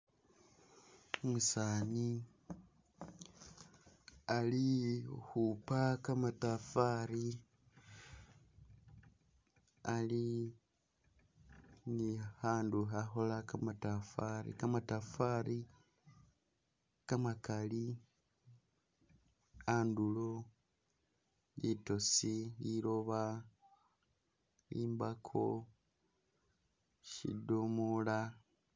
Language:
Masaaba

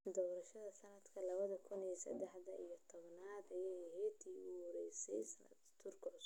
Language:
Somali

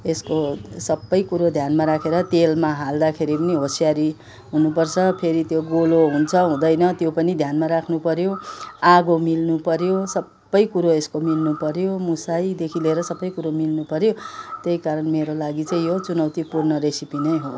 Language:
Nepali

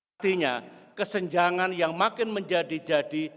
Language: Indonesian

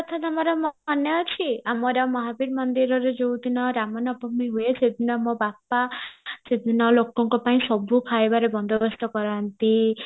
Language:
Odia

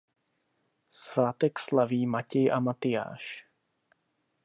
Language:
Czech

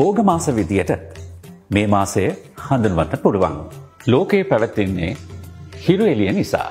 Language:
Thai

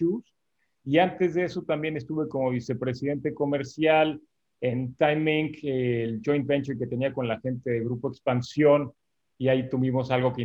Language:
Spanish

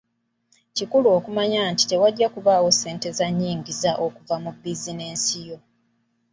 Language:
Ganda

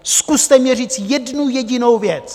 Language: Czech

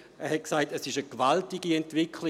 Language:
Swiss German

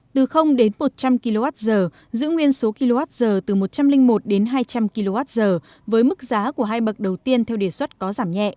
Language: Vietnamese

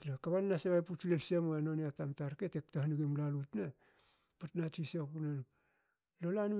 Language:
Hakö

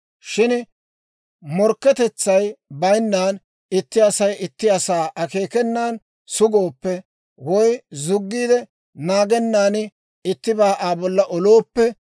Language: Dawro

